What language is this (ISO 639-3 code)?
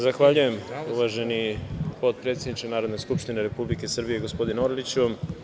srp